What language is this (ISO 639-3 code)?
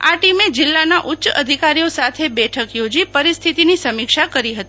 guj